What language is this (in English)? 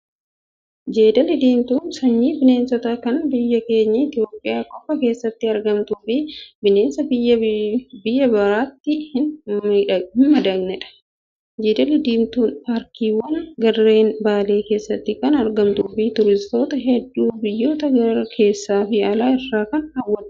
Oromo